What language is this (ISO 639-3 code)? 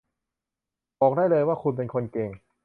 tha